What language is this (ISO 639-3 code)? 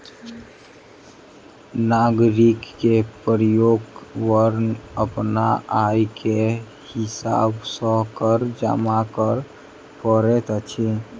mai